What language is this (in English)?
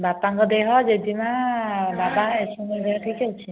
Odia